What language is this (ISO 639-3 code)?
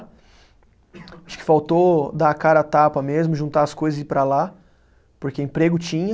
por